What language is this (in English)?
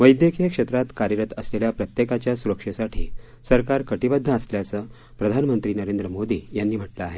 Marathi